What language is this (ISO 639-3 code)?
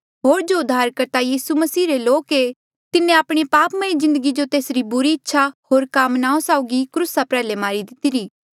mjl